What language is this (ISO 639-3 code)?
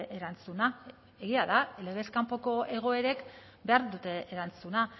eus